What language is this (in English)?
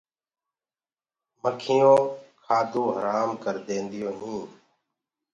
Gurgula